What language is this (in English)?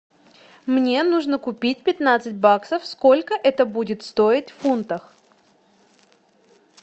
Russian